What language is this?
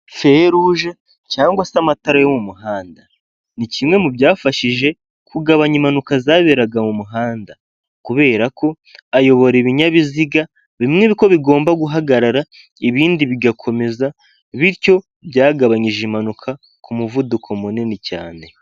Kinyarwanda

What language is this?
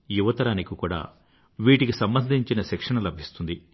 Telugu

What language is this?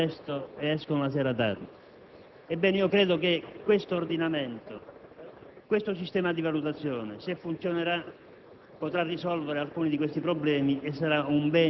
Italian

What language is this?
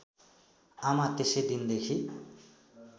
Nepali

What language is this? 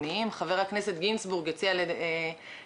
Hebrew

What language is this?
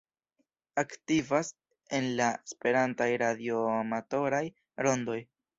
Esperanto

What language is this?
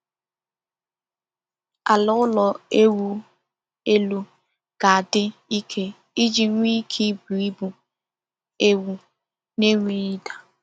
Igbo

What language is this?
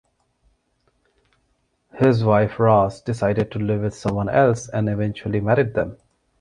English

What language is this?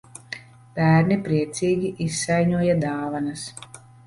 Latvian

